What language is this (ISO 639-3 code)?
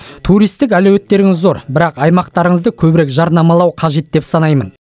kaz